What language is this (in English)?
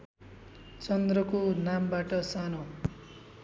Nepali